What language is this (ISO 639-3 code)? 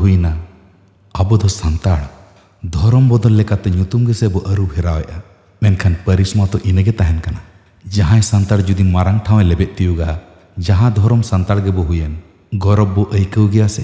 ben